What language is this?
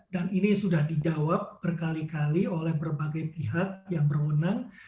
Indonesian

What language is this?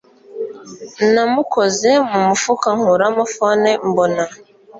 Kinyarwanda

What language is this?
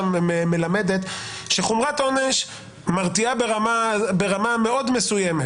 Hebrew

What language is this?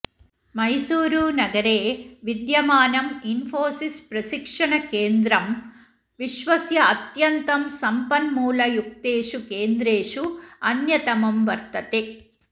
Sanskrit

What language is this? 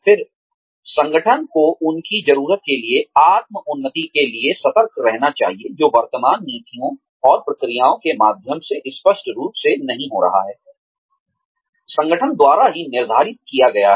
Hindi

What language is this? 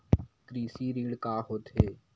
Chhattisgarhi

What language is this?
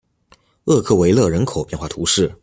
Chinese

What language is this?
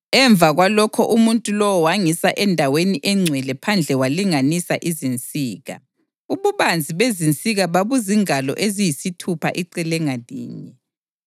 North Ndebele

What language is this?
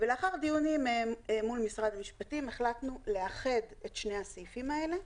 Hebrew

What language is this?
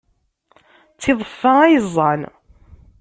Kabyle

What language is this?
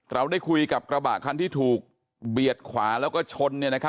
Thai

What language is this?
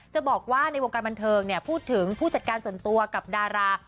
Thai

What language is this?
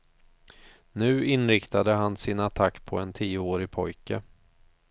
Swedish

